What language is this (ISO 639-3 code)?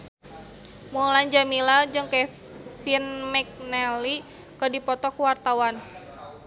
sun